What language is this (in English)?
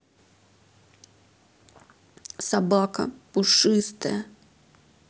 Russian